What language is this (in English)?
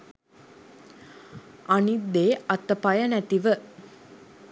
Sinhala